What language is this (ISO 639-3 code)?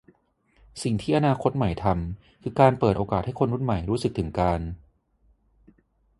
tha